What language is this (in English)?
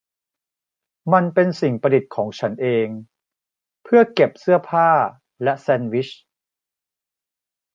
Thai